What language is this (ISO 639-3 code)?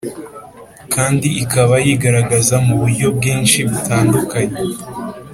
kin